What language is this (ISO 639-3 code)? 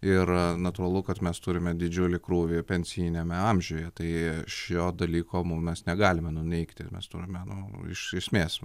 lit